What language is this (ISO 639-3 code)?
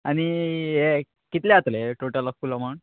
kok